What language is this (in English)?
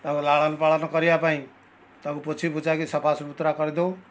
Odia